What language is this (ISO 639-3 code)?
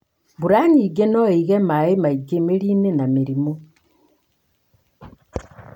kik